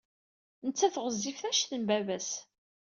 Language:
Kabyle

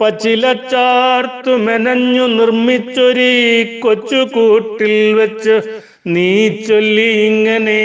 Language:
Malayalam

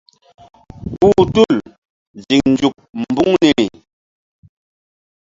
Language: Mbum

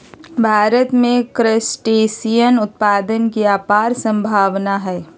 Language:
Magahi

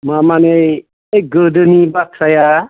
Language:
Bodo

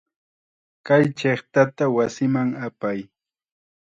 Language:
Chiquián Ancash Quechua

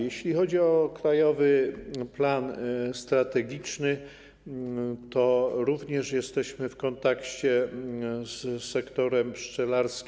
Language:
Polish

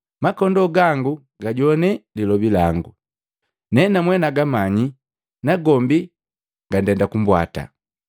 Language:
Matengo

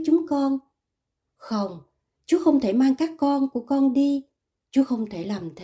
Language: Vietnamese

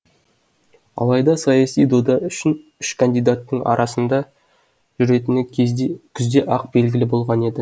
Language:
Kazakh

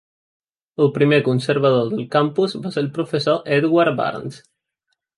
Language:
Catalan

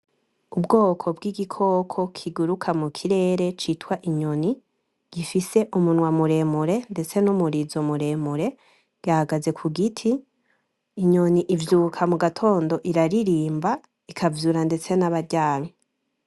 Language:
Rundi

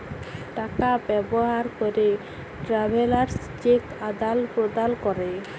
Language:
Bangla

